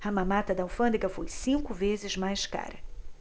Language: Portuguese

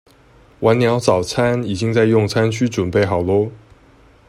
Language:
Chinese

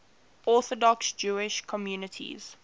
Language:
English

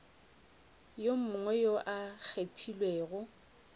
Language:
Northern Sotho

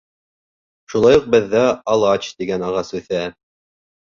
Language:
Bashkir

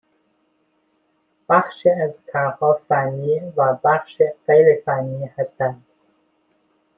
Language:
Persian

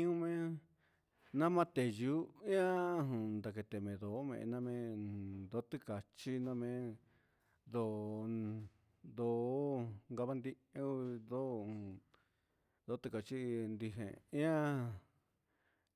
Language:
Huitepec Mixtec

